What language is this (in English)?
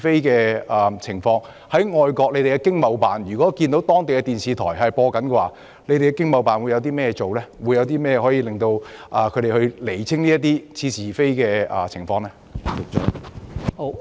Cantonese